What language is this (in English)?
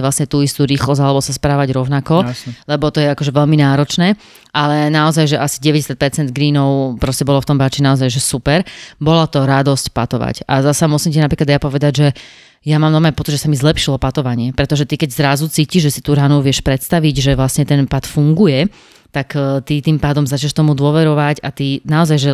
Slovak